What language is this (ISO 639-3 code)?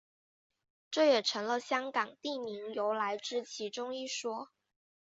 zho